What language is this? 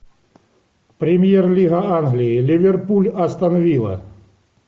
Russian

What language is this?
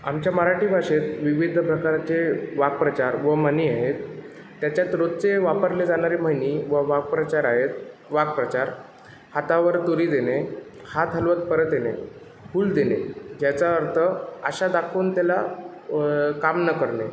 Marathi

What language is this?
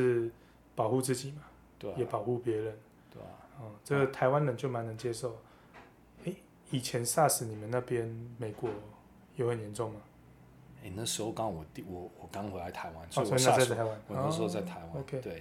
Chinese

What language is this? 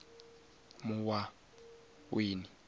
Venda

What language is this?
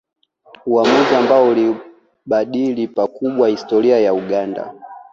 Swahili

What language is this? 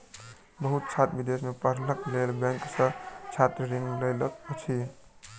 Maithili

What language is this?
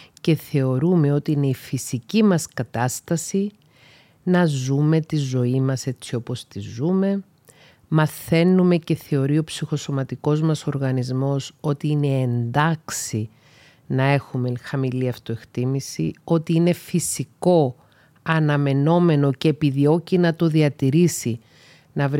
Greek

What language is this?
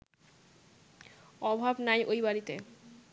Bangla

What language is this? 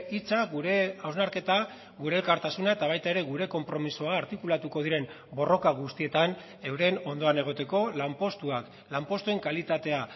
Basque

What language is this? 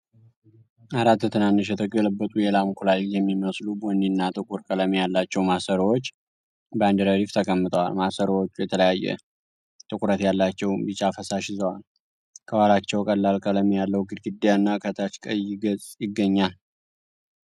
Amharic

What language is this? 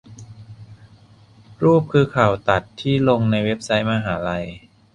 Thai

